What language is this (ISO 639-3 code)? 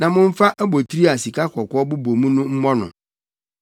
aka